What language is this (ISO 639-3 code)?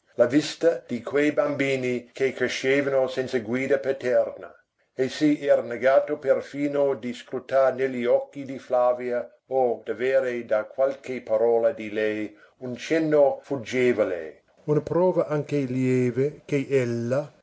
ita